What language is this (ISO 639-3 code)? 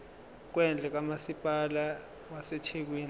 zul